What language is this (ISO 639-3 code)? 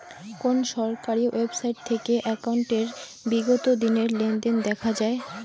ben